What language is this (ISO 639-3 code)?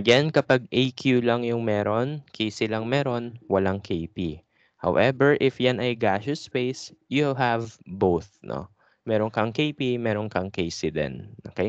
fil